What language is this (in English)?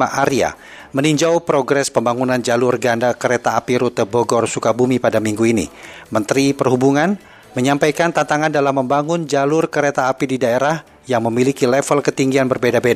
Indonesian